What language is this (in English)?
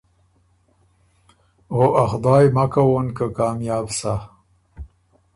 Ormuri